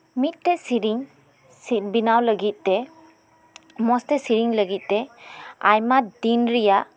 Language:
Santali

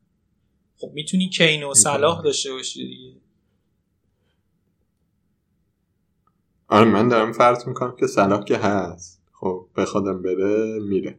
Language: Persian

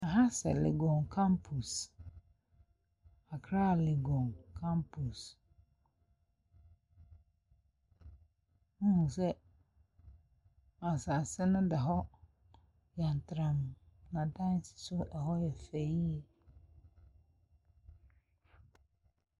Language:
Akan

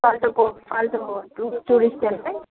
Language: Nepali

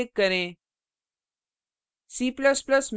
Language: Hindi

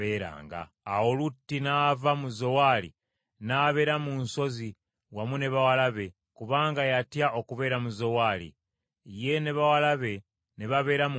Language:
Ganda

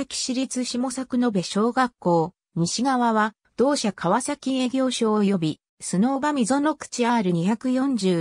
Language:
Japanese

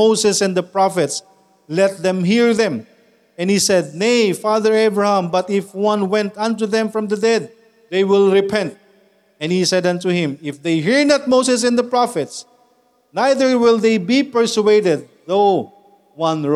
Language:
Filipino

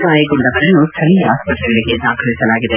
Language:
Kannada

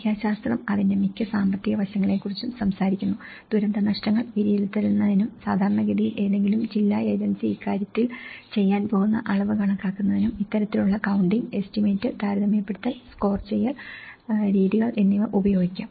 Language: Malayalam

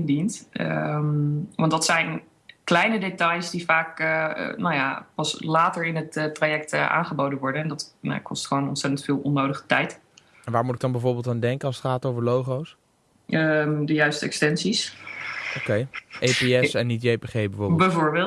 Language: Dutch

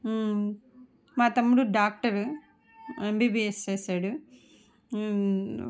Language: Telugu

